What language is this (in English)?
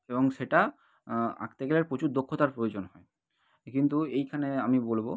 Bangla